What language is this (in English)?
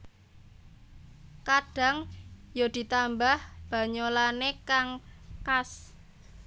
Javanese